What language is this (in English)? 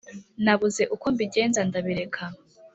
Kinyarwanda